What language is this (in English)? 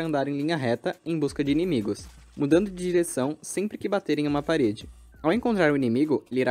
Portuguese